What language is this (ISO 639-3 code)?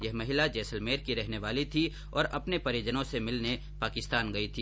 hin